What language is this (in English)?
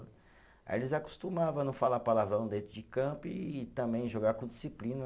Portuguese